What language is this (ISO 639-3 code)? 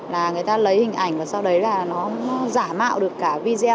vie